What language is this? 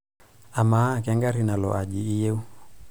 Masai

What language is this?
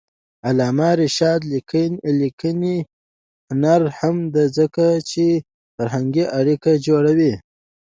Pashto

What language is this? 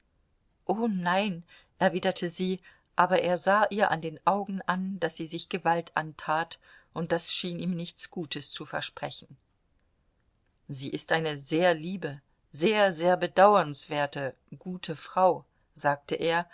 German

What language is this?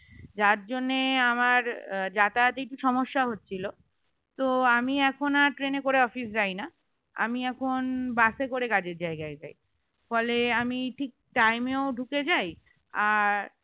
Bangla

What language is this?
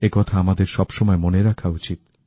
Bangla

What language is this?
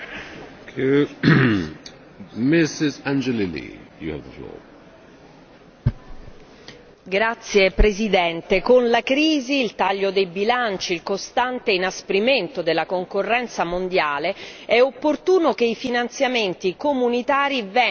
Italian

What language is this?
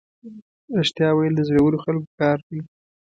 Pashto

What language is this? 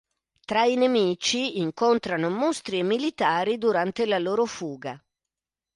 Italian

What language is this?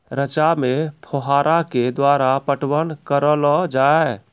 Maithili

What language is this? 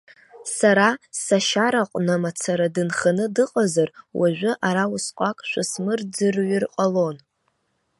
Abkhazian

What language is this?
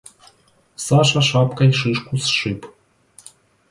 Russian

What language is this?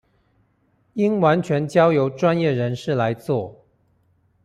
Chinese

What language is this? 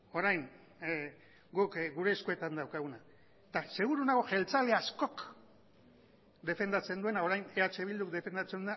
Basque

